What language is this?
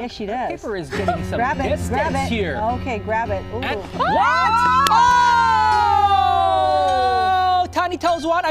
English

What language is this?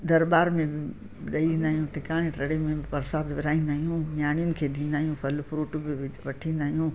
Sindhi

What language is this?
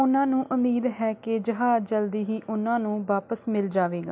Punjabi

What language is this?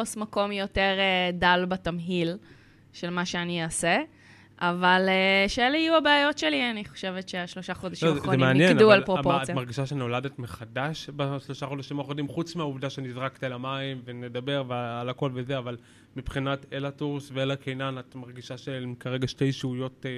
Hebrew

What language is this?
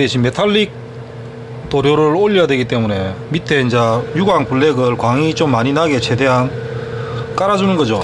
Korean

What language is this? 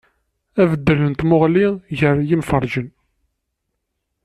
Kabyle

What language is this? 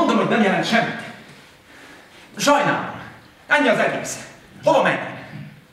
Russian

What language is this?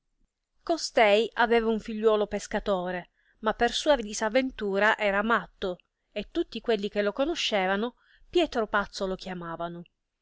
Italian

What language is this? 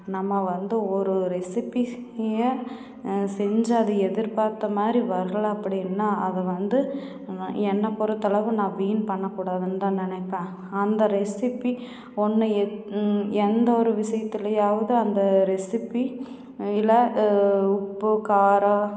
Tamil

